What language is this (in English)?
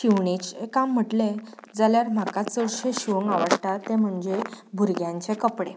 Konkani